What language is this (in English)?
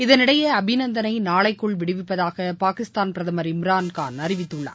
Tamil